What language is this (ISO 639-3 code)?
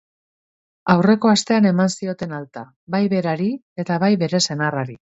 eus